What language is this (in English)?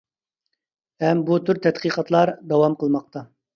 Uyghur